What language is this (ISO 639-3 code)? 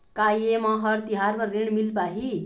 hne